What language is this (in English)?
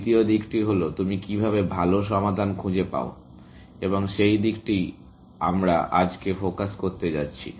Bangla